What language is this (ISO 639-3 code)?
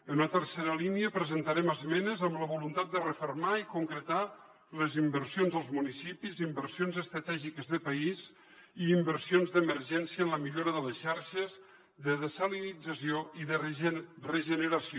cat